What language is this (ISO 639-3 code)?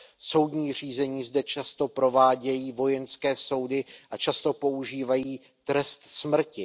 ces